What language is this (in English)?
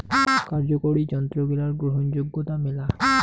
Bangla